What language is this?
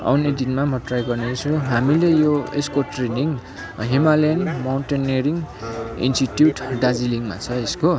Nepali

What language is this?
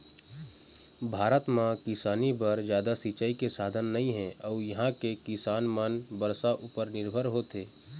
Chhattisgarhi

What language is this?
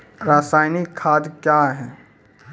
Maithili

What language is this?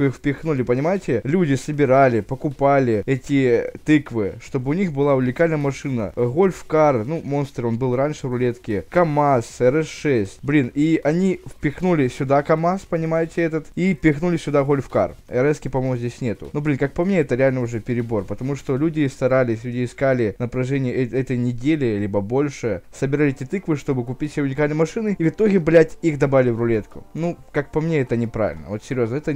Russian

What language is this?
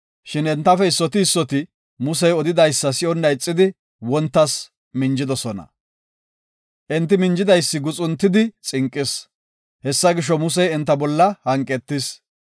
Gofa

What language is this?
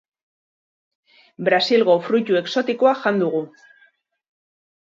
Basque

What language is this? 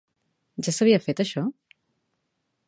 Catalan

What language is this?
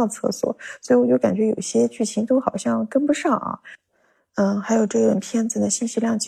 Chinese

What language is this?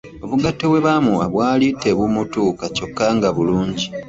Ganda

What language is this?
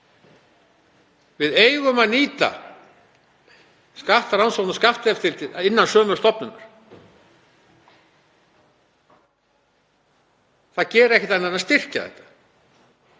Icelandic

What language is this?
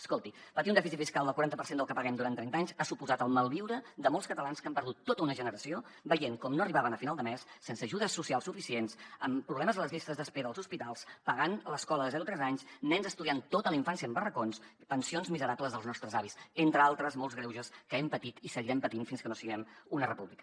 Catalan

